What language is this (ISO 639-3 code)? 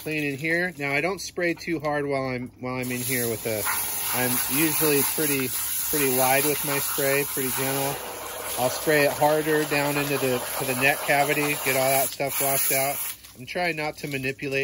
eng